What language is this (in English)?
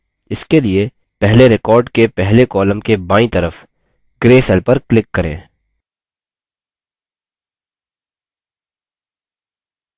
Hindi